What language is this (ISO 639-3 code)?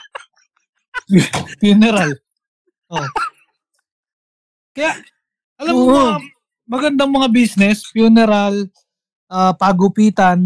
fil